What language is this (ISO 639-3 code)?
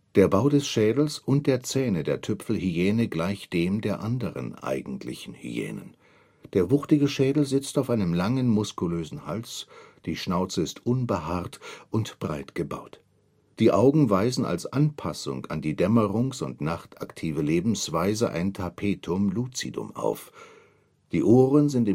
deu